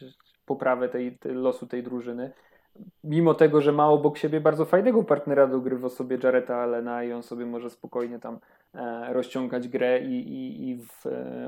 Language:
Polish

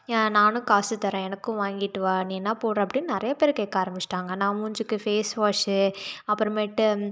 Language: Tamil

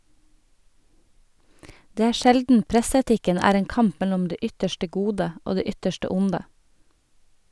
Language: Norwegian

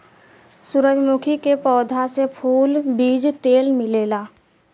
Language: Bhojpuri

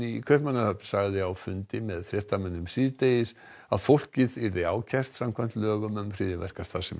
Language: Icelandic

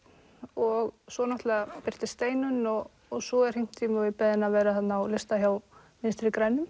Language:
Icelandic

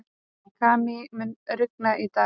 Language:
Icelandic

